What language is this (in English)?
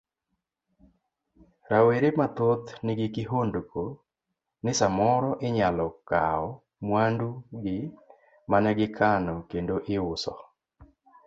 Luo (Kenya and Tanzania)